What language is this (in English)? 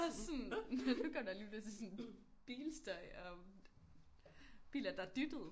Danish